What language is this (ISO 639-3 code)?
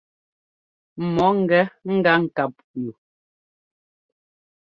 jgo